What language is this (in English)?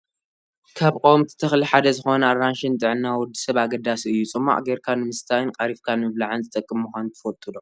Tigrinya